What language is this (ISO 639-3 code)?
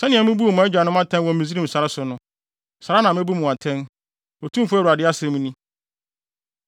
aka